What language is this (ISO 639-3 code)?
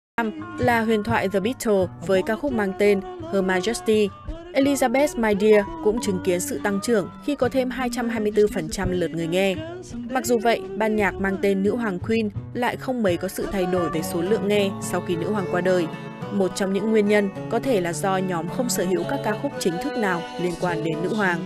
vie